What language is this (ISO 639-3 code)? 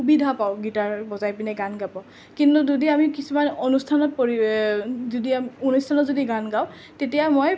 asm